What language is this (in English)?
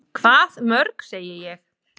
Icelandic